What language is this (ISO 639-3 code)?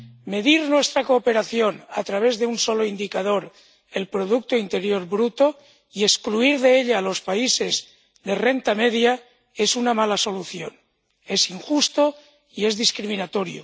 spa